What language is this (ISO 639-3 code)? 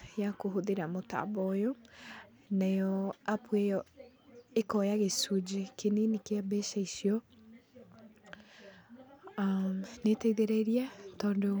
kik